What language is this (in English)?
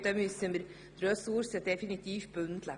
Swiss German